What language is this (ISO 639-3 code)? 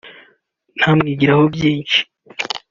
kin